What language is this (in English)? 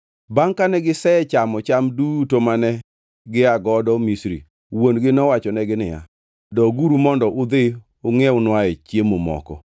Luo (Kenya and Tanzania)